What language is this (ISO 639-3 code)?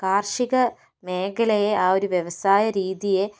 mal